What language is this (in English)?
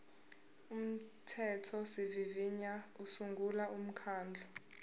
Zulu